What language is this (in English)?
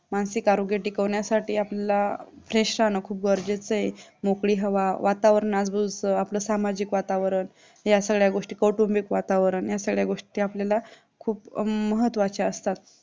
Marathi